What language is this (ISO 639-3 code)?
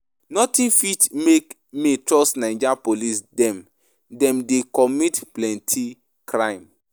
pcm